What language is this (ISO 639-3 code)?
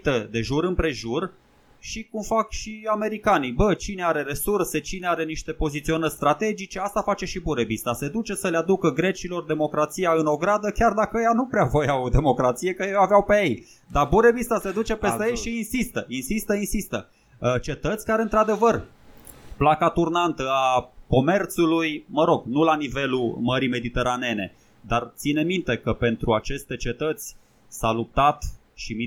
ron